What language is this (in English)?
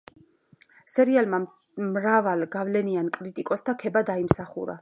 Georgian